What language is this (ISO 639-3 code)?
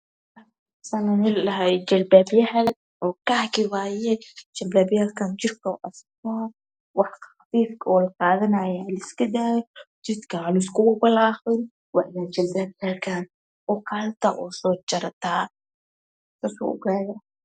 som